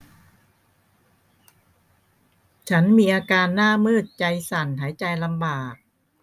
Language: Thai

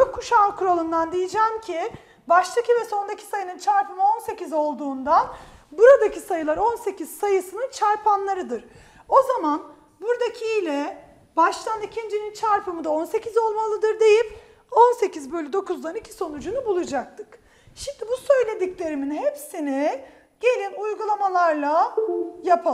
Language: Turkish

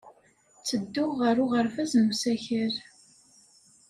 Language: Kabyle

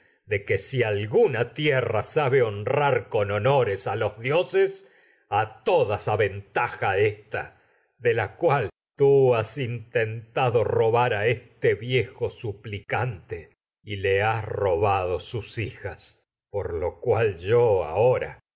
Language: Spanish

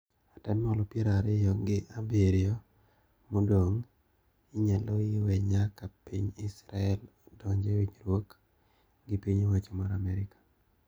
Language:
Luo (Kenya and Tanzania)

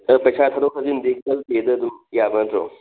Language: Manipuri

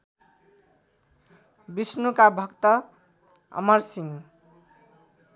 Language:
Nepali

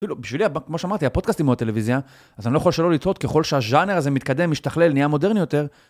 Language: Hebrew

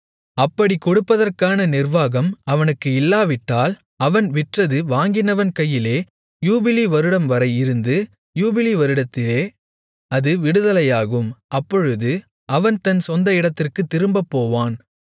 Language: Tamil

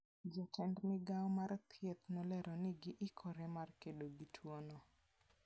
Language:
Luo (Kenya and Tanzania)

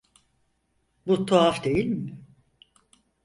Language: Turkish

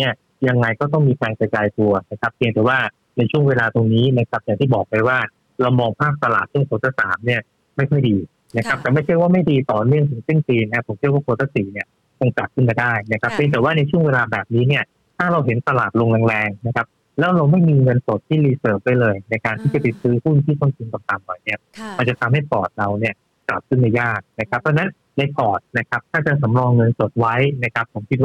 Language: Thai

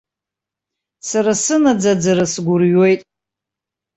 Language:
Abkhazian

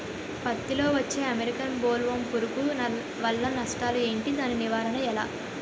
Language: Telugu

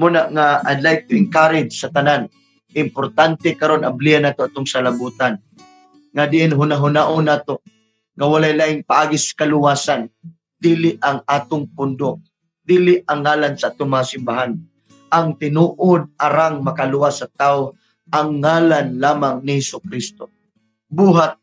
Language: Filipino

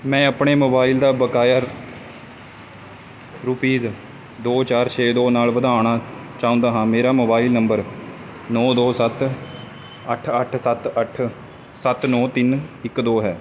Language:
Punjabi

